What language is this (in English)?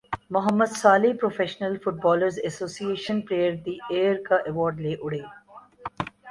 Urdu